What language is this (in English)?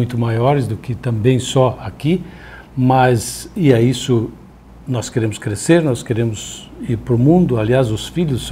Portuguese